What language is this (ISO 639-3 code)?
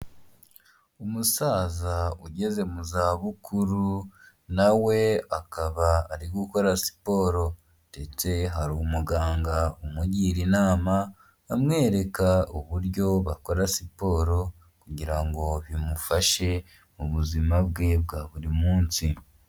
kin